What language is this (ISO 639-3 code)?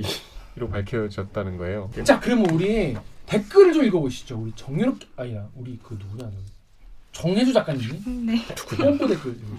kor